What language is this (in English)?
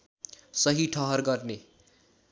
Nepali